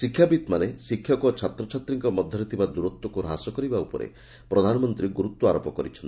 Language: Odia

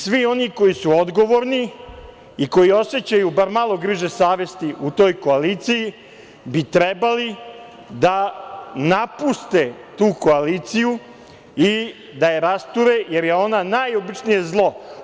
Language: Serbian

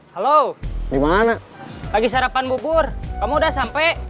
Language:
Indonesian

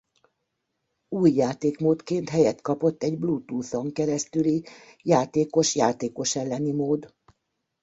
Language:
Hungarian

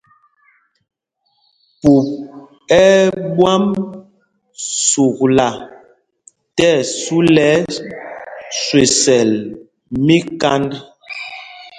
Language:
Mpumpong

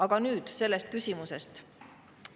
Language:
Estonian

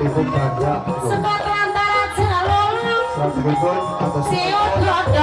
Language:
Indonesian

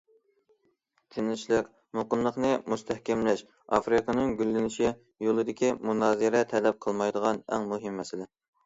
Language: Uyghur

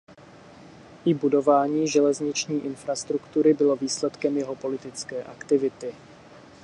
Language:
Czech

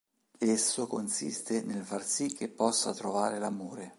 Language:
Italian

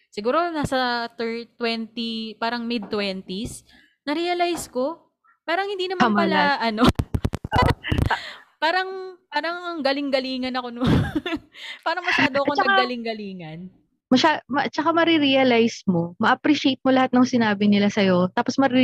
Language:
Filipino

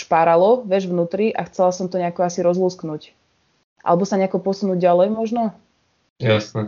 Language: Slovak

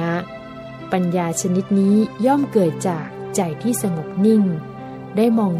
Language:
Thai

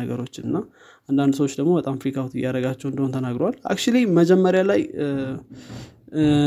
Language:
Amharic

